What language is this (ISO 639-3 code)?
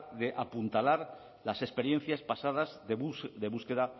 spa